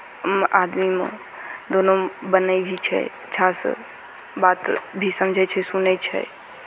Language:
Maithili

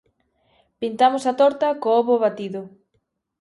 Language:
Galician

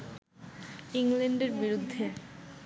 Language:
Bangla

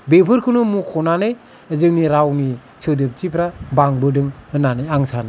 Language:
Bodo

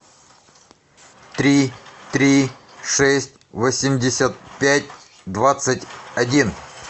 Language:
Russian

